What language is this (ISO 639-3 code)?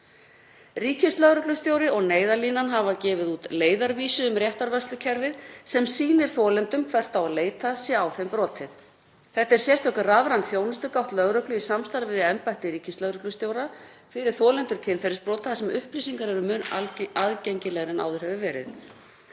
isl